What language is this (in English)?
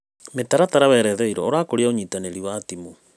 Kikuyu